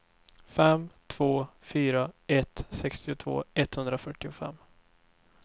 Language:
Swedish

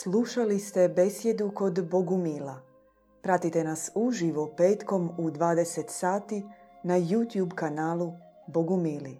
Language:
Croatian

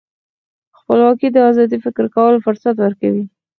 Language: Pashto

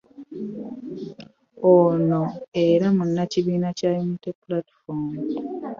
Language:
Ganda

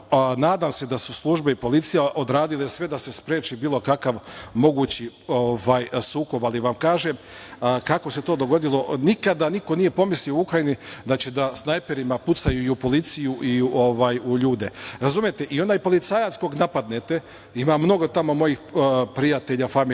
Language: Serbian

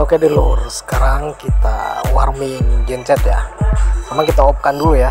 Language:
Indonesian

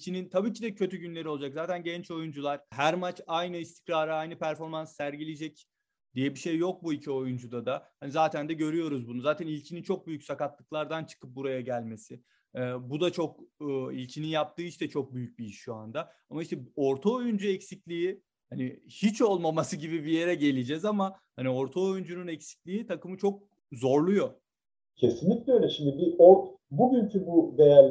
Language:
Turkish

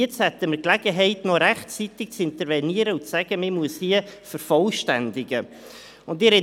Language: Swiss German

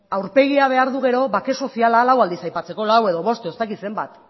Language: Basque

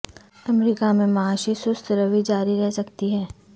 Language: Urdu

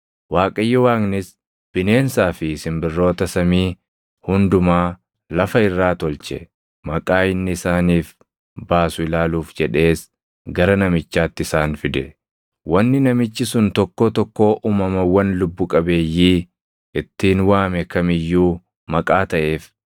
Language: Oromo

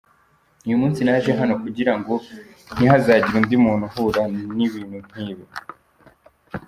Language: Kinyarwanda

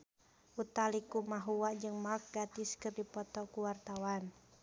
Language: Sundanese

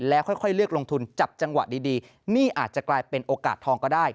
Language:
Thai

